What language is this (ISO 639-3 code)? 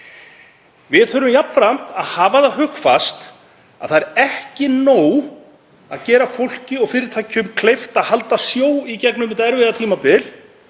isl